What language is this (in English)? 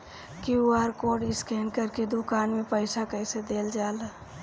Bhojpuri